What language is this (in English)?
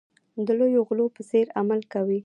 Pashto